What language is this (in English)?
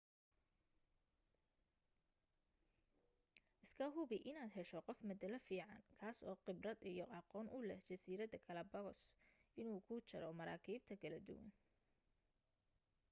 Somali